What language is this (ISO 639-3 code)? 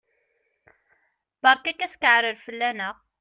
kab